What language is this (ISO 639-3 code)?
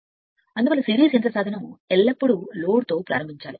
tel